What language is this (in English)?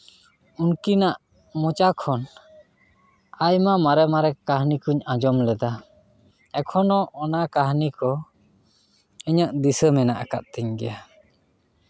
Santali